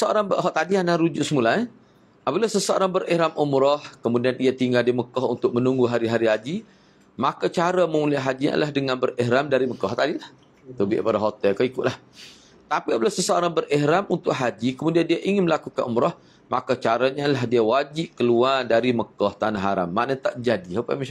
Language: Malay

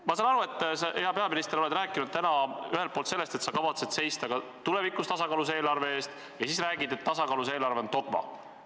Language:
Estonian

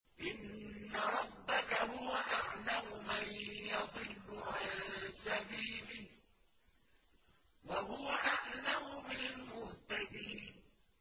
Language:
Arabic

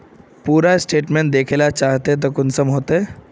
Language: Magahi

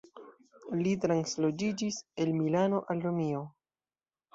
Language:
Esperanto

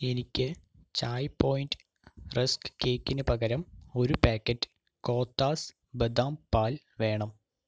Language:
Malayalam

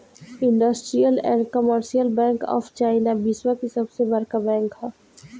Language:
Bhojpuri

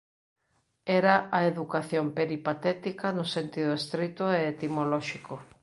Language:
Galician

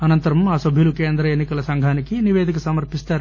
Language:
Telugu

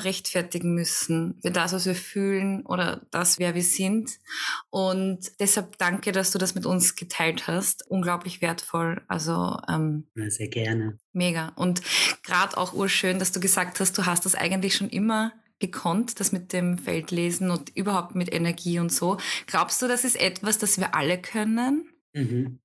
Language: German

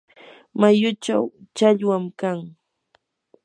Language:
Yanahuanca Pasco Quechua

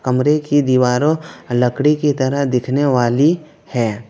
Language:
Hindi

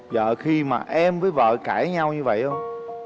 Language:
Vietnamese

